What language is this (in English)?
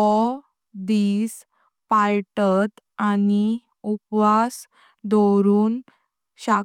Konkani